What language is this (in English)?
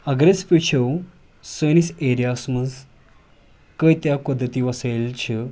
Kashmiri